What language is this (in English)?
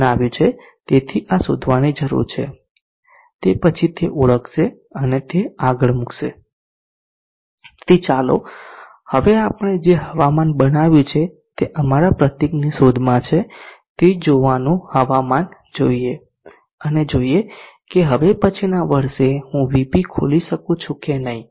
Gujarati